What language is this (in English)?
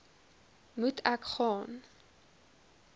Afrikaans